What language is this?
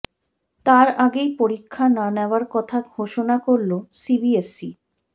Bangla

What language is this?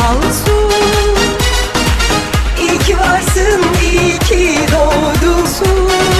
Turkish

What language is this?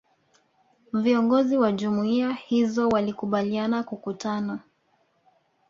Swahili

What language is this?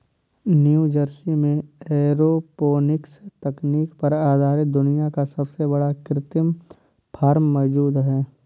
Hindi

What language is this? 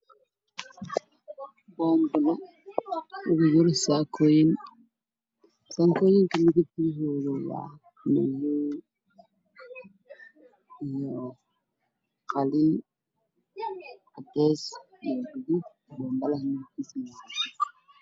Somali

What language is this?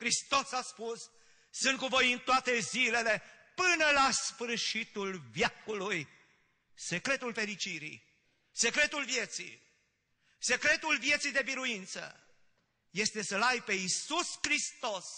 Romanian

